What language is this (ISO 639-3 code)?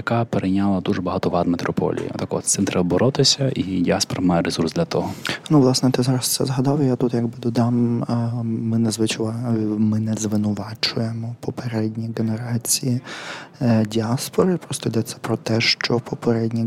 ukr